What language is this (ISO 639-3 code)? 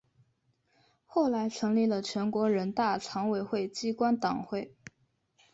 zho